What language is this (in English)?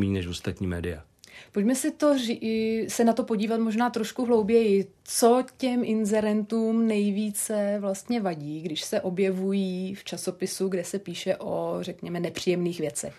Czech